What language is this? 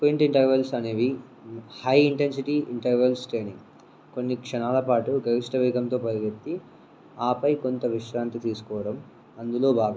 Telugu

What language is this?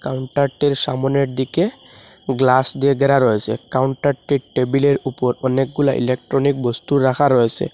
Bangla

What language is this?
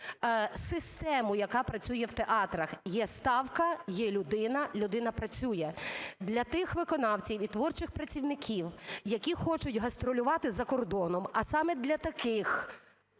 Ukrainian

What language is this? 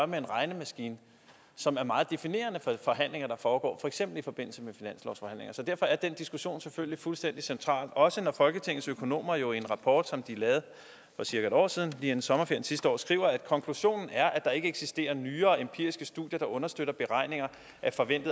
Danish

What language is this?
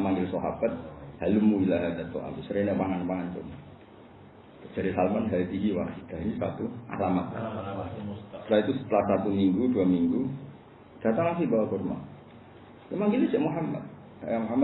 Indonesian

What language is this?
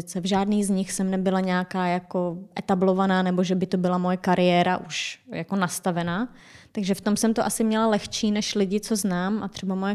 Czech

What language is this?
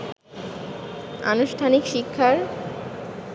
Bangla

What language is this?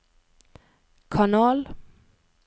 Norwegian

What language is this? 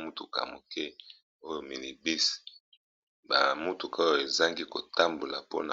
Lingala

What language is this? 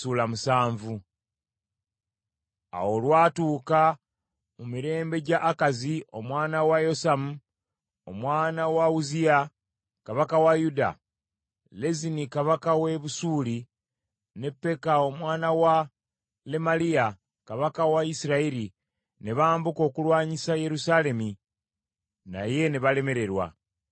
Ganda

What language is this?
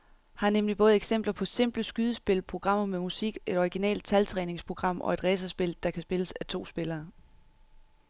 Danish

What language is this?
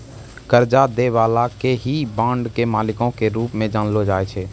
Maithili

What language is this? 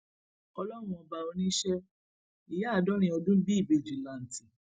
Yoruba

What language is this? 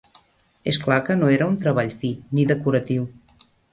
Catalan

